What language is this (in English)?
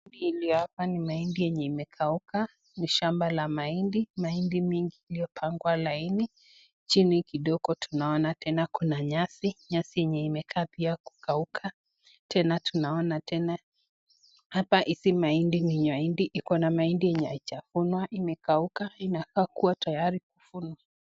Swahili